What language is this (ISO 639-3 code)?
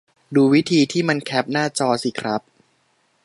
tha